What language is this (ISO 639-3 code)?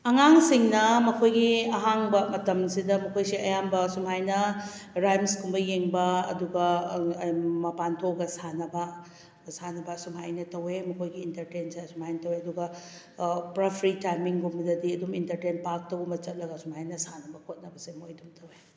mni